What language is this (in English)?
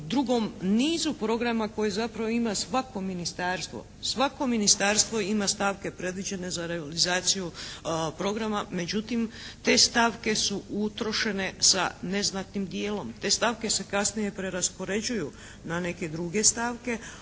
Croatian